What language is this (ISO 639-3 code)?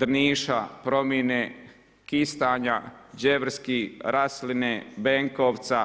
hrv